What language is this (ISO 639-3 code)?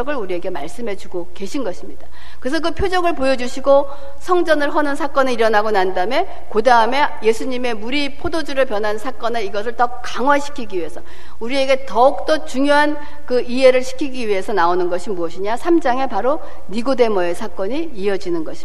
kor